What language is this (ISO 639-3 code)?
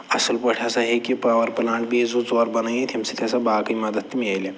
kas